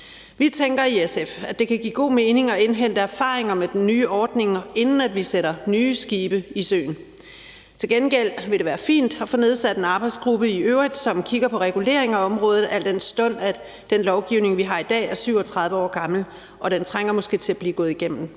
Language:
Danish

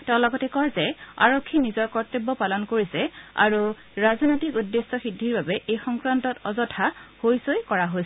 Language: Assamese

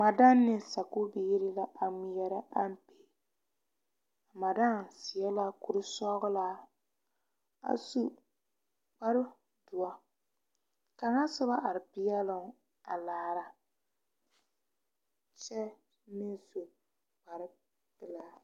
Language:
Southern Dagaare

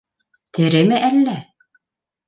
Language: Bashkir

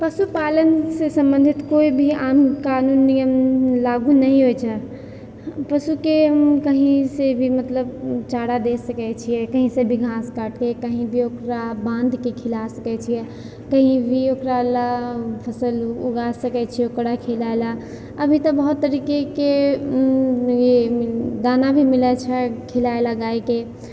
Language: Maithili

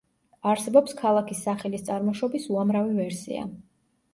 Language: Georgian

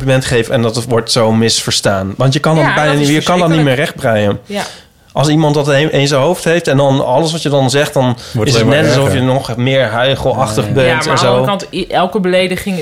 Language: Dutch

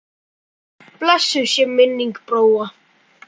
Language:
Icelandic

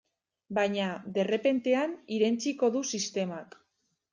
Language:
Basque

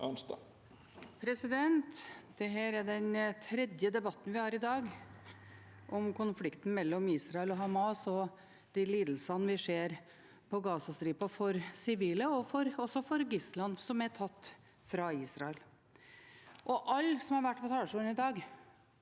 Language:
Norwegian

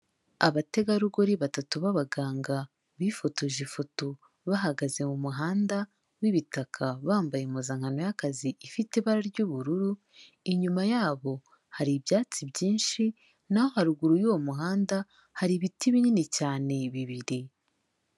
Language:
Kinyarwanda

